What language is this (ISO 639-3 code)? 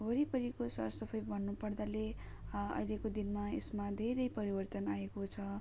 nep